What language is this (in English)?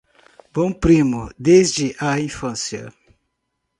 Portuguese